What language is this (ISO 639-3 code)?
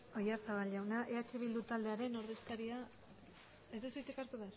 eus